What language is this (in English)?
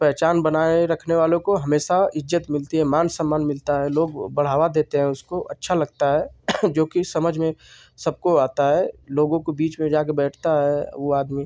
Hindi